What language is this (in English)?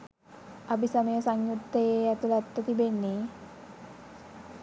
Sinhala